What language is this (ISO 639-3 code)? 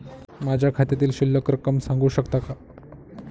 mar